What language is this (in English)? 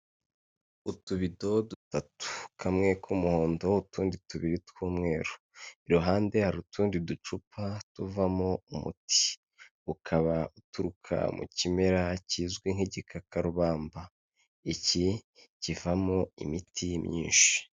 Kinyarwanda